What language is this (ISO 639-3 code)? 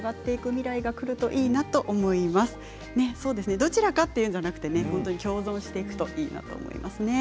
jpn